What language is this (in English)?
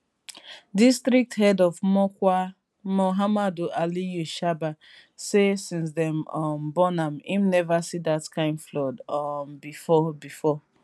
Nigerian Pidgin